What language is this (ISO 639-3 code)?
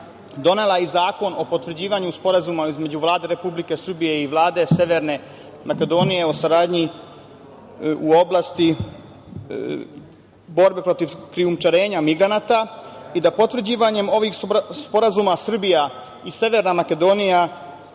srp